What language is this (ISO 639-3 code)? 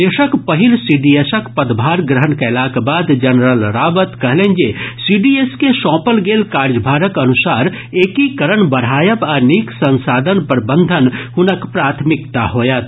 mai